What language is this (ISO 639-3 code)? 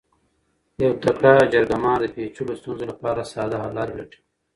pus